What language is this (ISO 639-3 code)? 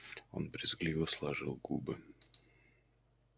rus